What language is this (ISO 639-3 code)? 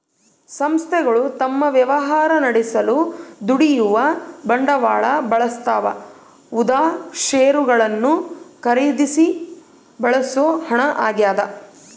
kan